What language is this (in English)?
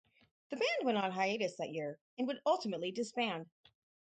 English